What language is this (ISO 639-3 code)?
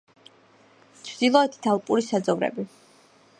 kat